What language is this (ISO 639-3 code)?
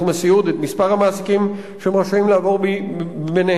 heb